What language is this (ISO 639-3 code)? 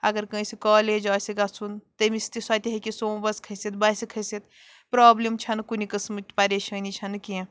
kas